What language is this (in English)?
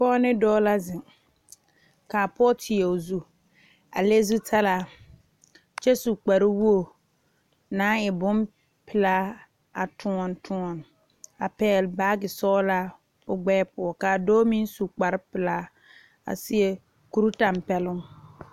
Southern Dagaare